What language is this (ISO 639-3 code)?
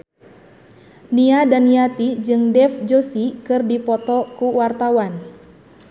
sun